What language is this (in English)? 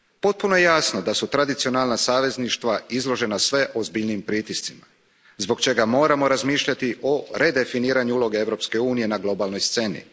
Croatian